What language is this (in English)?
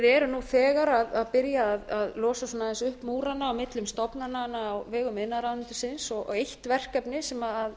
Icelandic